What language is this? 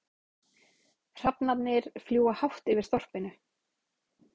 Icelandic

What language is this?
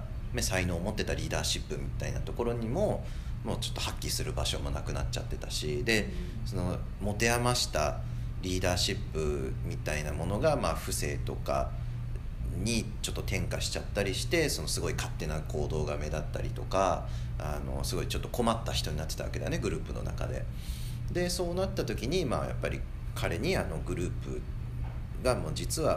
Japanese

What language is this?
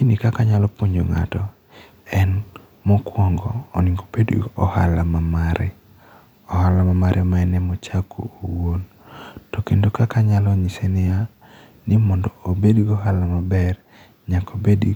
Luo (Kenya and Tanzania)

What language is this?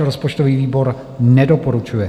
Czech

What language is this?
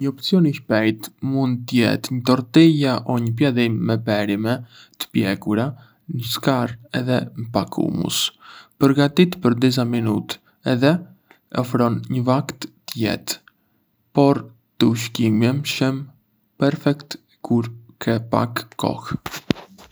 Arbëreshë Albanian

